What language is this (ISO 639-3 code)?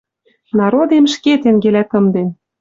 mrj